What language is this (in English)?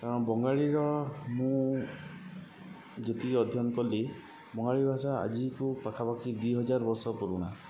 Odia